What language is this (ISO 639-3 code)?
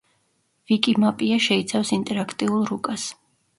kat